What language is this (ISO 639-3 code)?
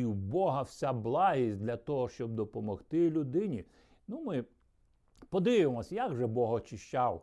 ukr